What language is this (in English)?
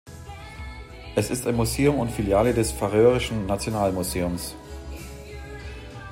German